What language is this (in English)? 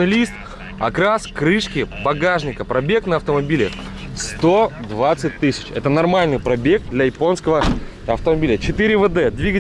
Russian